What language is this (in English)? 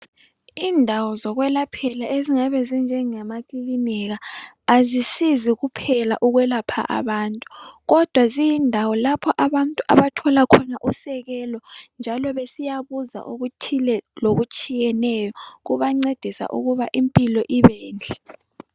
North Ndebele